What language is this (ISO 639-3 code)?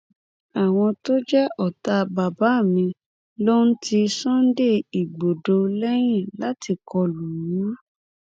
yor